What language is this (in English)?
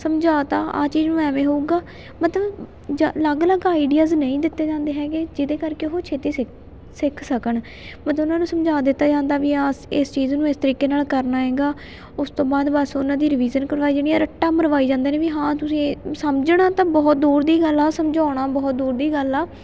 Punjabi